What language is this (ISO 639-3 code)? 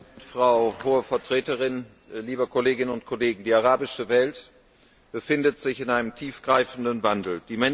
deu